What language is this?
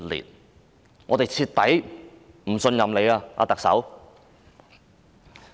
Cantonese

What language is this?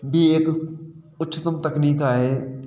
Sindhi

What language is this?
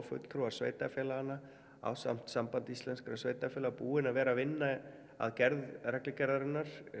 Icelandic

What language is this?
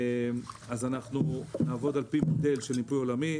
Hebrew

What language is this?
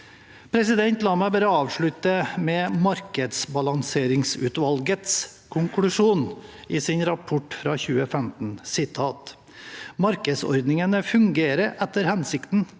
Norwegian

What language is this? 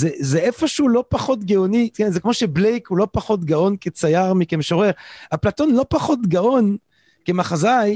Hebrew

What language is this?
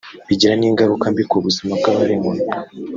Kinyarwanda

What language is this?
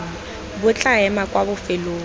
Tswana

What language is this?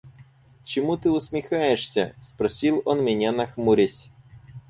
Russian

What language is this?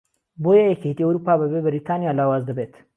Central Kurdish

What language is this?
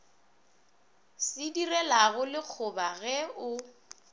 Northern Sotho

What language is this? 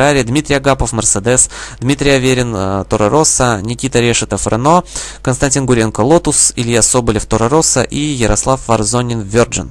Russian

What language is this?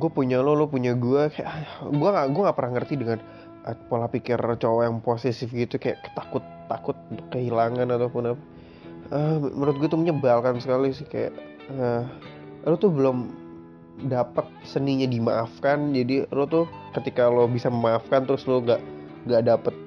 Indonesian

